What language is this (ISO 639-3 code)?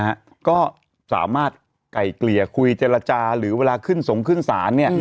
tha